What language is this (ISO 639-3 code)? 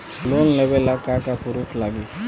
bho